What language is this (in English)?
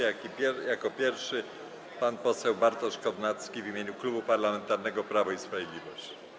Polish